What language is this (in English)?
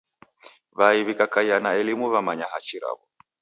Taita